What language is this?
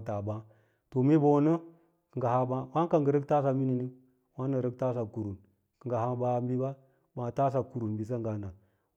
Lala-Roba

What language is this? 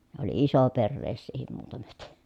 Finnish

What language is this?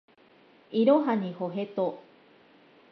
Japanese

